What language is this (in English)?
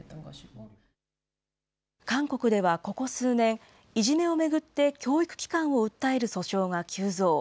Japanese